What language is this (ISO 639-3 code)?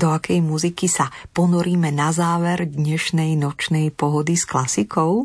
slk